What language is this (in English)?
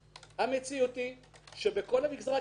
Hebrew